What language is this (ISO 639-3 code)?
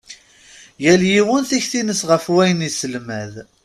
kab